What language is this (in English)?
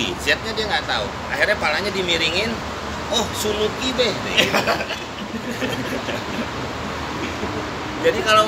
Indonesian